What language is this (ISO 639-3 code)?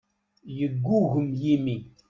kab